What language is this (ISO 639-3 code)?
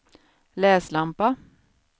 swe